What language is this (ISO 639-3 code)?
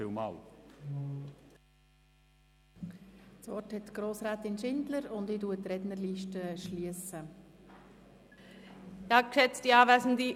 gsw